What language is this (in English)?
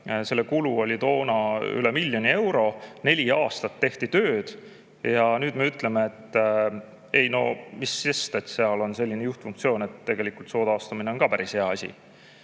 Estonian